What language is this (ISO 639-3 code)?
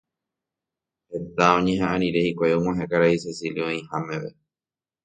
grn